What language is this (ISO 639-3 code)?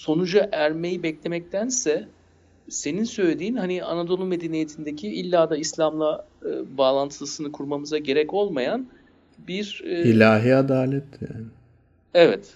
tur